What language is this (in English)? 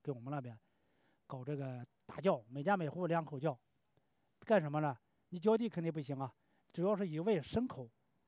Chinese